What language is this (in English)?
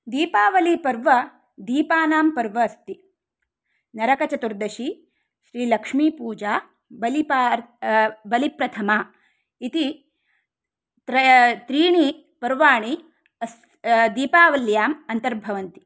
Sanskrit